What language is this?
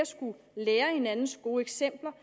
Danish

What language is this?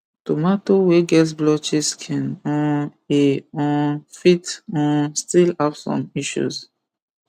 Nigerian Pidgin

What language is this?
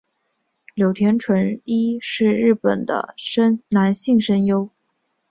Chinese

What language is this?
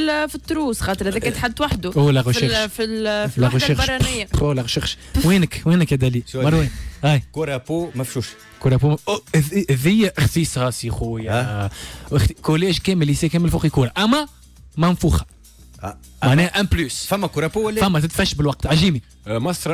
Arabic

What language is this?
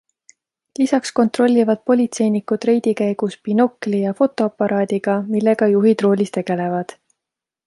Estonian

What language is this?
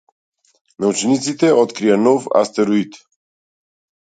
Macedonian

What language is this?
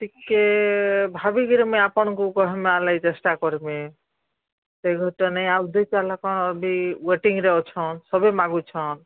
Odia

